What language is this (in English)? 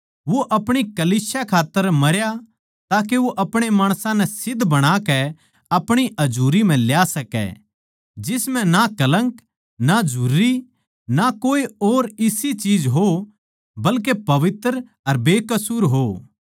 Haryanvi